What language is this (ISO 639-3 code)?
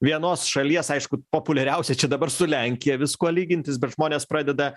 lit